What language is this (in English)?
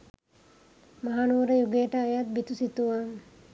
Sinhala